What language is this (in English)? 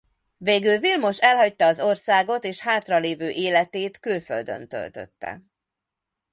Hungarian